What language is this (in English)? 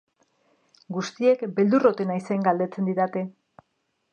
Basque